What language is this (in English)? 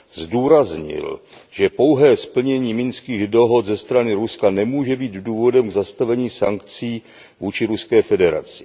Czech